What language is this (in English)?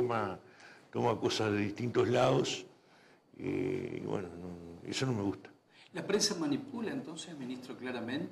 Spanish